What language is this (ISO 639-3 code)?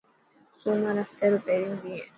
mki